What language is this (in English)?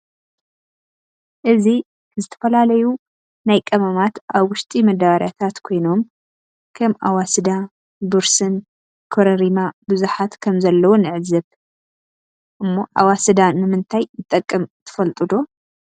Tigrinya